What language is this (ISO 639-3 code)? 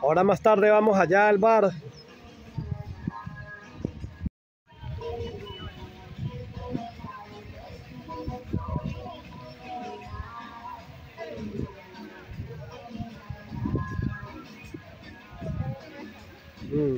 spa